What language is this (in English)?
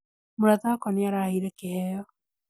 Kikuyu